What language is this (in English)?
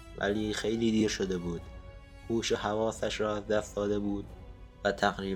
Persian